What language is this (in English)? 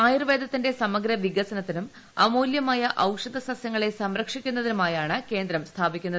Malayalam